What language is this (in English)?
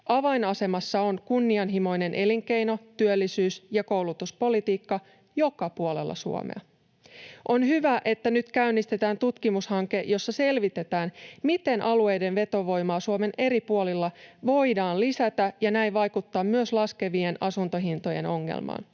Finnish